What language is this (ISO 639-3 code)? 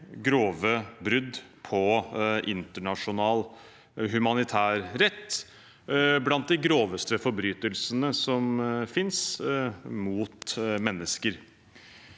nor